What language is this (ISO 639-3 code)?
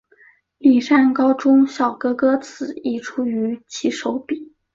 zho